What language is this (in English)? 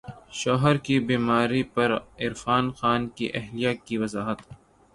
Urdu